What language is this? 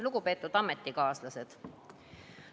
Estonian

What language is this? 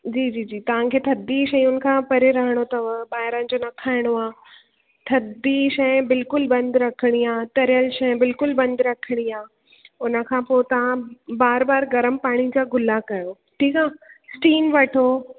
Sindhi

